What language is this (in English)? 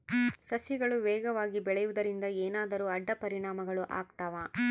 Kannada